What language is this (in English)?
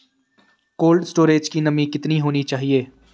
Hindi